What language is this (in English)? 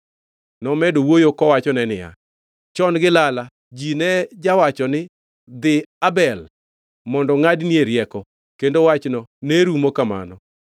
Luo (Kenya and Tanzania)